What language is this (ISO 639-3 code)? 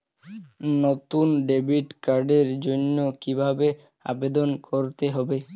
ben